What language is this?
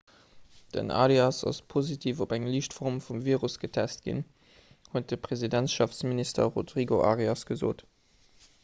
Luxembourgish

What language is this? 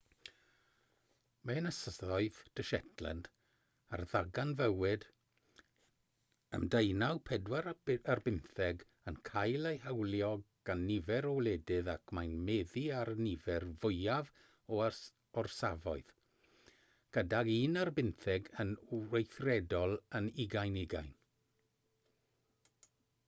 Welsh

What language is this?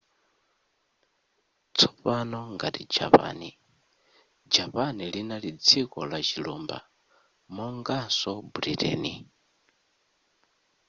Nyanja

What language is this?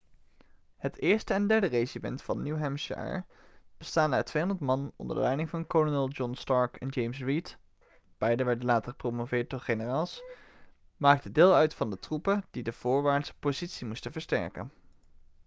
Dutch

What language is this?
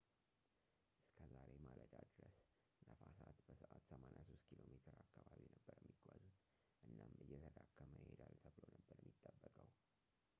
Amharic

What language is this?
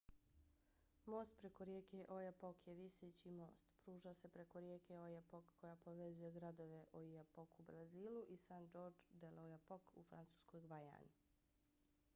Bosnian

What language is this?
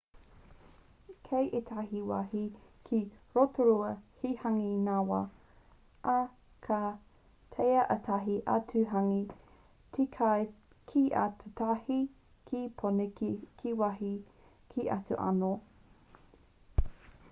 Māori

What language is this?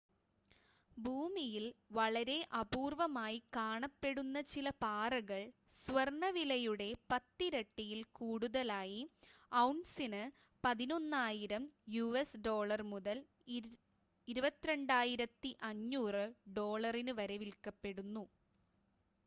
Malayalam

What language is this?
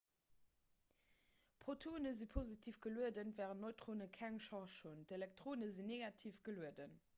Luxembourgish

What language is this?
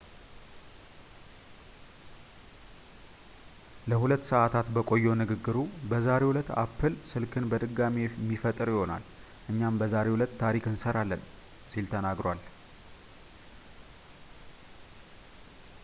Amharic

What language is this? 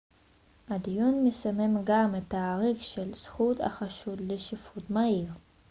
Hebrew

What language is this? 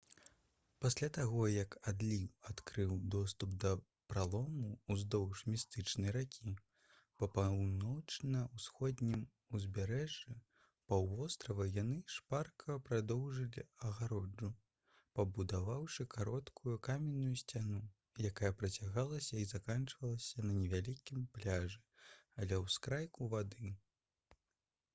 Belarusian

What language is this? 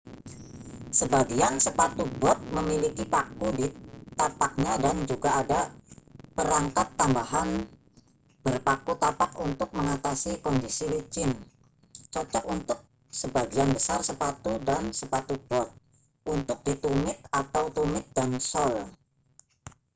Indonesian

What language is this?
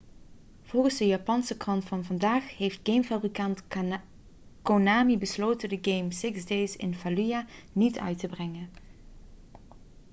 Dutch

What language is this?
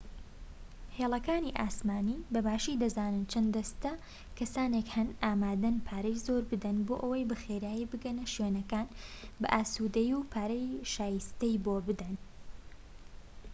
Central Kurdish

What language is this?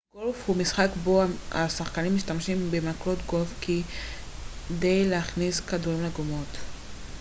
Hebrew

